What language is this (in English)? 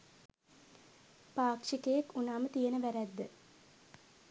Sinhala